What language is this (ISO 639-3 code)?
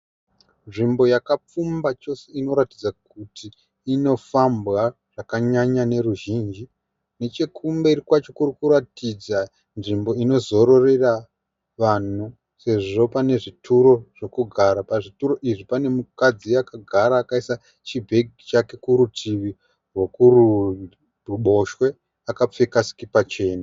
sna